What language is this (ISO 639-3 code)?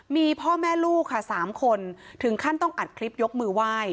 tha